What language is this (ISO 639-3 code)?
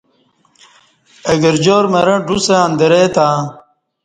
bsh